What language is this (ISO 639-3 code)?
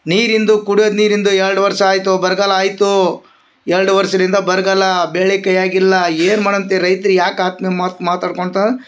kan